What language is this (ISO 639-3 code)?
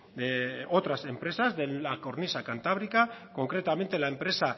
spa